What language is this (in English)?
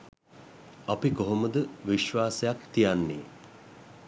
Sinhala